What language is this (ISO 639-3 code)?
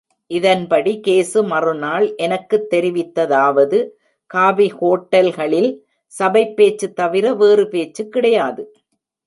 tam